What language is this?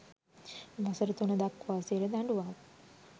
Sinhala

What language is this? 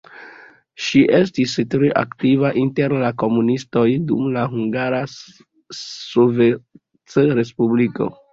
Esperanto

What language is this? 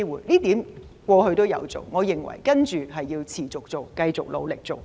Cantonese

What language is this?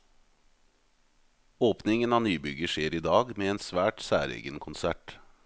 Norwegian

